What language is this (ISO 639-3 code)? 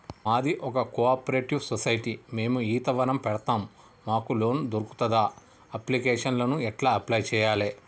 tel